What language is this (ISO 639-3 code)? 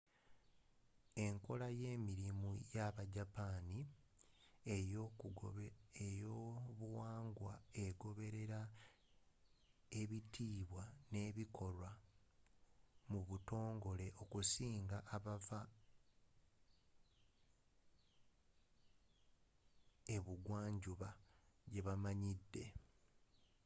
lug